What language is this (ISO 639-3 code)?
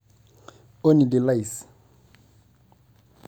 mas